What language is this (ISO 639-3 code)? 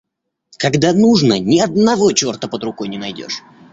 rus